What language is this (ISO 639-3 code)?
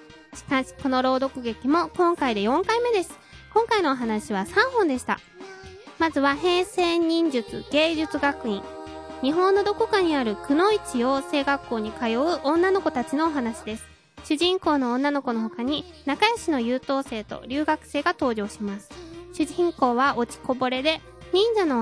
jpn